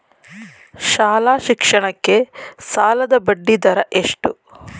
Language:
Kannada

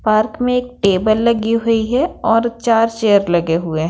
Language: Hindi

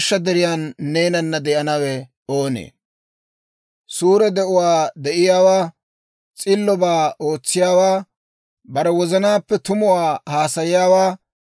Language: Dawro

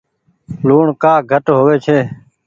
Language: Goaria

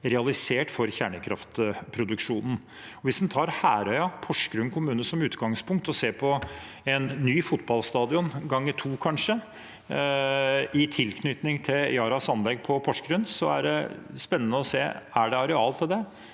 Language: Norwegian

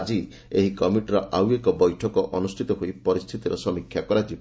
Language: Odia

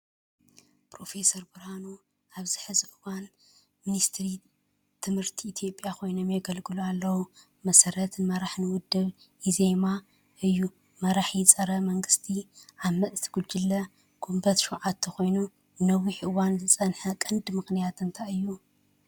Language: Tigrinya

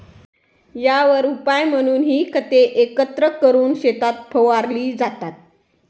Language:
Marathi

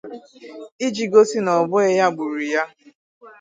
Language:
Igbo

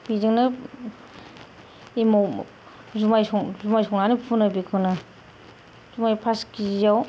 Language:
Bodo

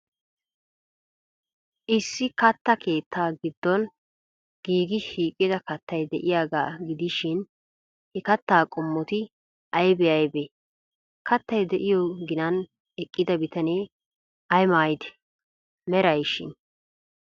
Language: Wolaytta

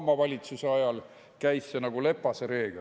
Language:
Estonian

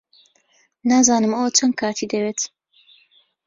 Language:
Central Kurdish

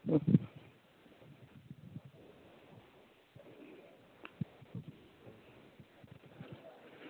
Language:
Dogri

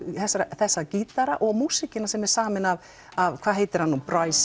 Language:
Icelandic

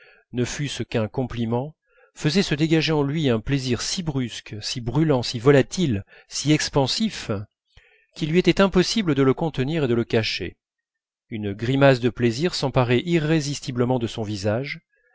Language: French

